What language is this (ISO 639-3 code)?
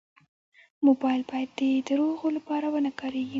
pus